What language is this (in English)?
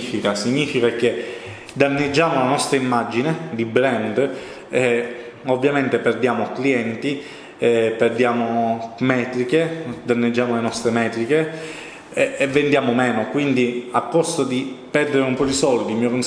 Italian